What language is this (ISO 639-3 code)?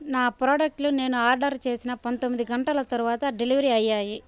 tel